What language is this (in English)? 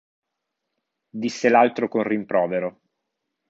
Italian